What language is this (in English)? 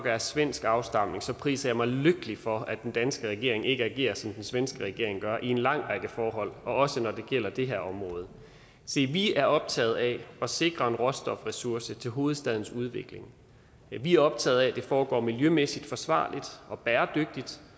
Danish